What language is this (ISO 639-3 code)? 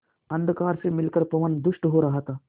hin